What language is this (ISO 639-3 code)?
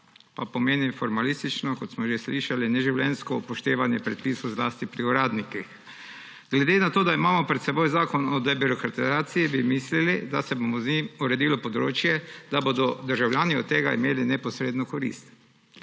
slv